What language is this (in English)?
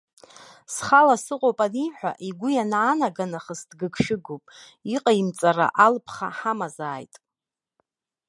Abkhazian